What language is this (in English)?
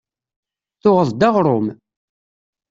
Kabyle